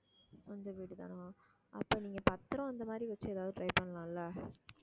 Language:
Tamil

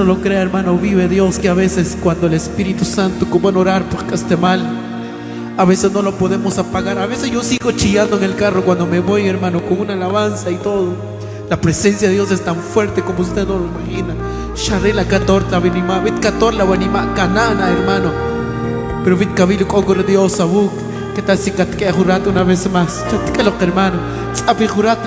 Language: Spanish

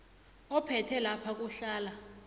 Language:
South Ndebele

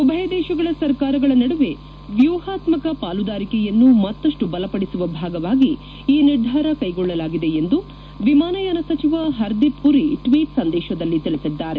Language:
Kannada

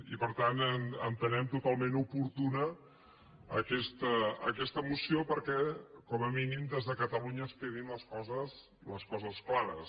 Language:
Catalan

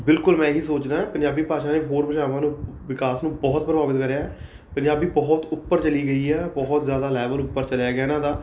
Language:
Punjabi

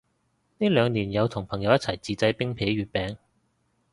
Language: Cantonese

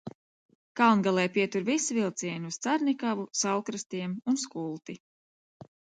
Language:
Latvian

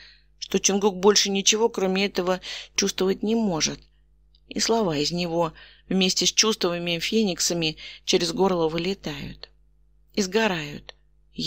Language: Russian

